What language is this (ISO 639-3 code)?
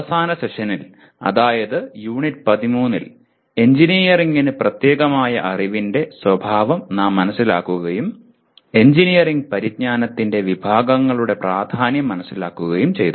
mal